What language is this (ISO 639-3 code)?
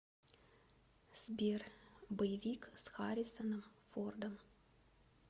rus